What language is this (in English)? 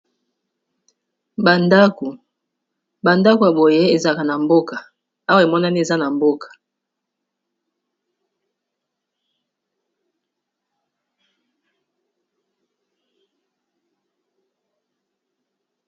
Lingala